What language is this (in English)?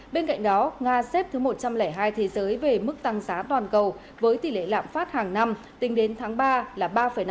Vietnamese